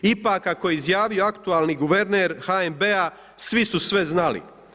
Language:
Croatian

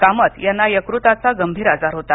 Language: Marathi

